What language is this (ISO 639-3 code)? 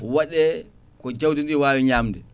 ful